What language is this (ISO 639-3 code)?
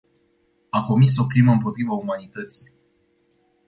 ron